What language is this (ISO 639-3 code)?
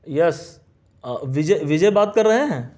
urd